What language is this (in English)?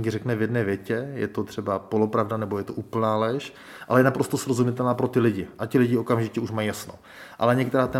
Czech